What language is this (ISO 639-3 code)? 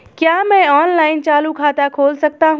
hin